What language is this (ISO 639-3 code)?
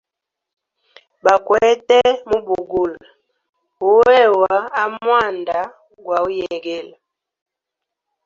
hem